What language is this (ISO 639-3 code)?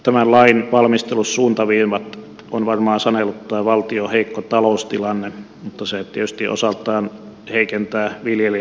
fin